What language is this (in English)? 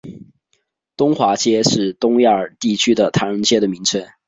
Chinese